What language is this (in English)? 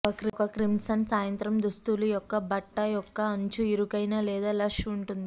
Telugu